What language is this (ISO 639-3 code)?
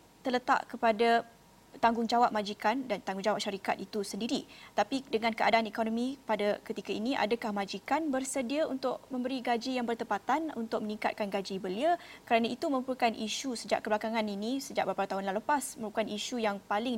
msa